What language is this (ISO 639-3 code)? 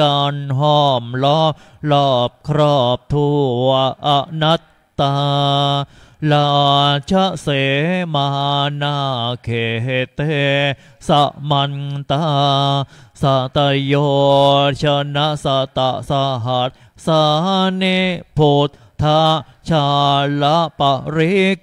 tha